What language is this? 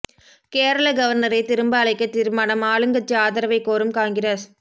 Tamil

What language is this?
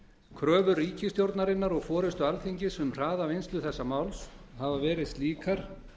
Icelandic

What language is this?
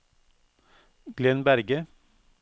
Norwegian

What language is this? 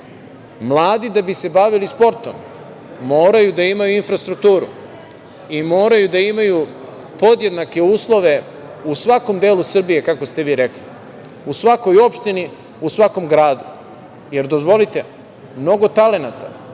Serbian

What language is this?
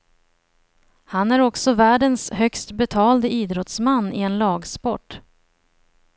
Swedish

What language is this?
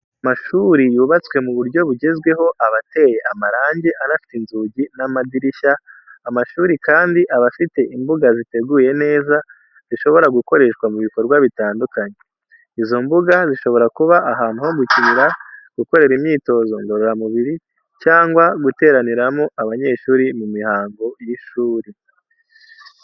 Kinyarwanda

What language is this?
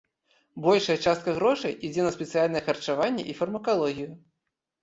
Belarusian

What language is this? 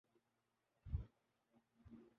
Urdu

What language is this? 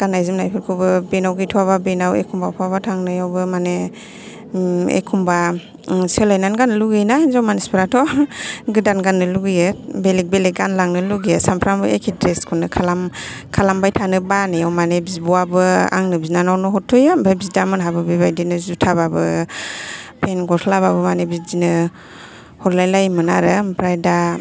Bodo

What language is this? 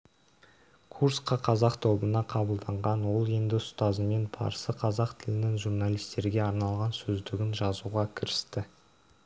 Kazakh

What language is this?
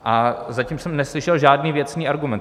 Czech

